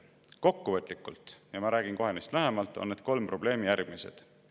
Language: Estonian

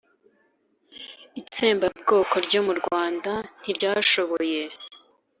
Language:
Kinyarwanda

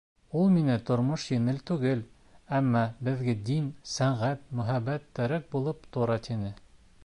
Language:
Bashkir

